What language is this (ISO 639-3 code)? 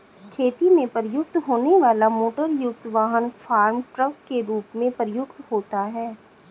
hin